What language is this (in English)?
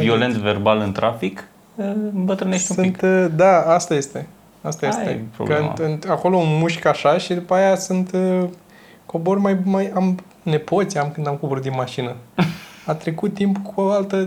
Romanian